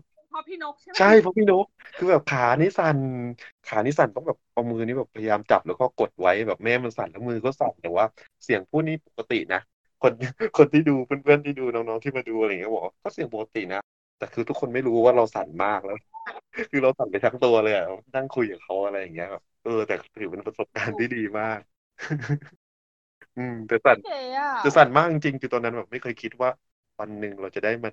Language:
Thai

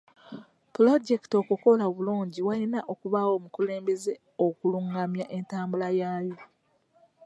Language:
Ganda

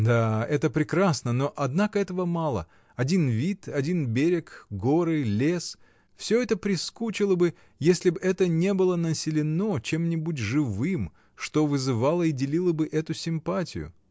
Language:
Russian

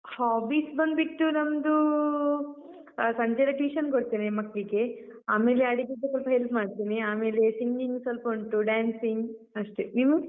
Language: Kannada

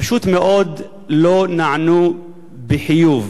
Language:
Hebrew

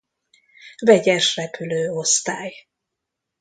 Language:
Hungarian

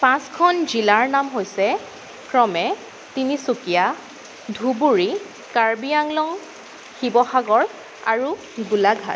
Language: Assamese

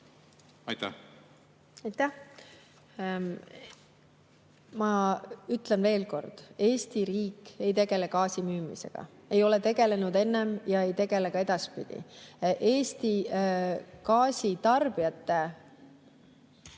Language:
Estonian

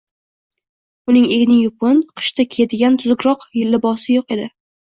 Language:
Uzbek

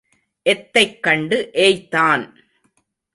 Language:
Tamil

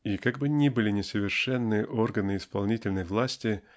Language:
Russian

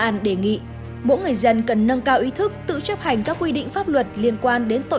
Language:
Vietnamese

